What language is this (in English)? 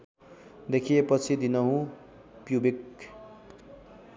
Nepali